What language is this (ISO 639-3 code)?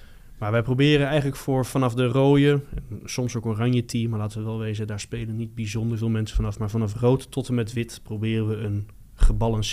nld